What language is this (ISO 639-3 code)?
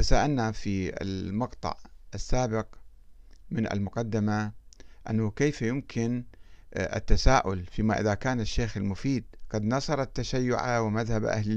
ara